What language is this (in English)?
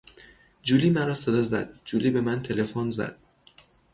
Persian